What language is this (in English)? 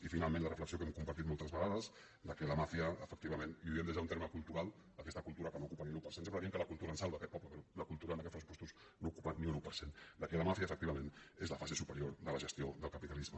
Catalan